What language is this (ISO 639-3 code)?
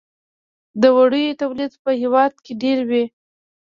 pus